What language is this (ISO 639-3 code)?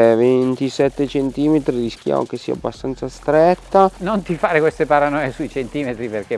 ita